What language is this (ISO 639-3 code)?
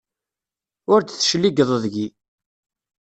kab